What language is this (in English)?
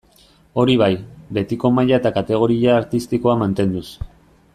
Basque